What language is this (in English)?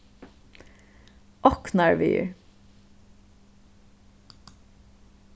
Faroese